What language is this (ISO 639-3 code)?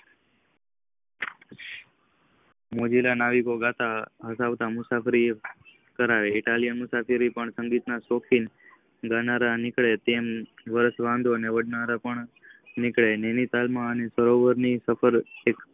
guj